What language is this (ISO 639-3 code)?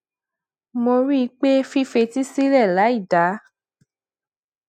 yor